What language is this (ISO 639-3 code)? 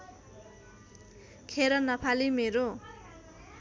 nep